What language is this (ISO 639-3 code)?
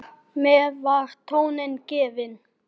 isl